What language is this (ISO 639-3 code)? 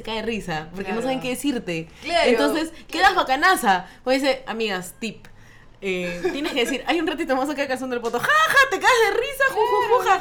spa